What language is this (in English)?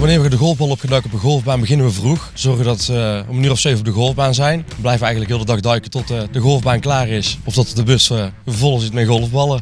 Dutch